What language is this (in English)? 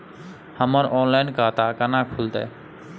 Maithili